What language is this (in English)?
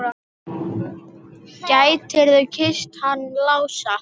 Icelandic